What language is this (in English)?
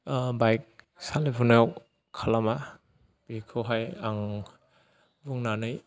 Bodo